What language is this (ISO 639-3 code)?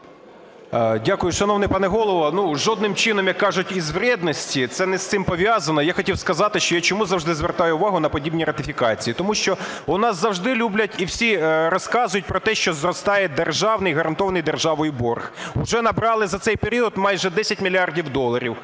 ukr